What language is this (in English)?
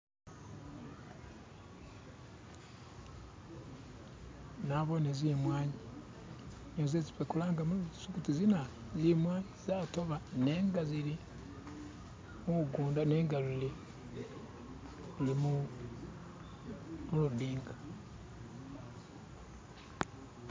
Masaaba